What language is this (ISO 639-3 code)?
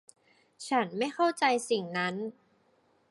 tha